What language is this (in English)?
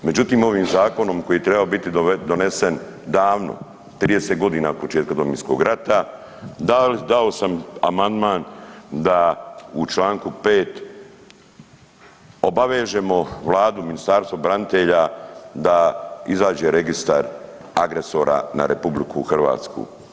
Croatian